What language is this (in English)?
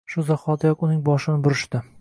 Uzbek